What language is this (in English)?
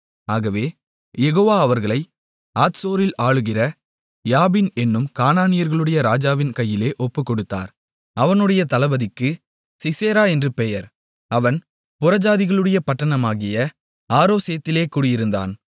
Tamil